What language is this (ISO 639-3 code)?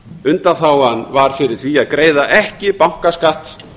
isl